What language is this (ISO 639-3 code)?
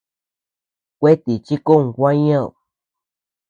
cux